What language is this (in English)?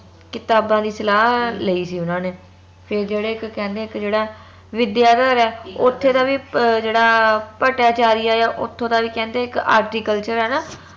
Punjabi